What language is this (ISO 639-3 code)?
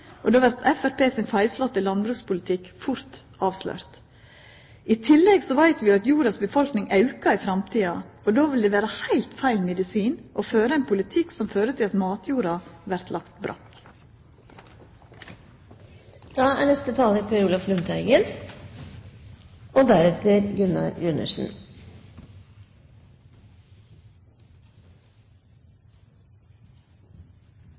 nor